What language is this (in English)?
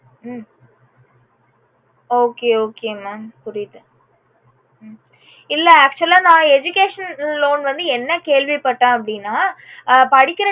Tamil